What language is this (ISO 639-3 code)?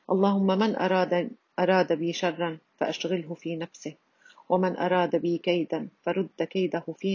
ara